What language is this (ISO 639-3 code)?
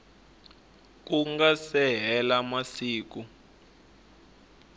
tso